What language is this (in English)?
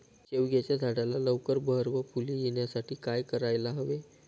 Marathi